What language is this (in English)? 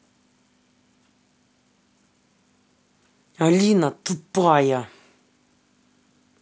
Russian